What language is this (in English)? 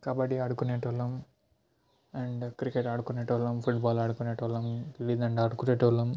Telugu